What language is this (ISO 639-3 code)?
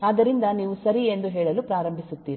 kan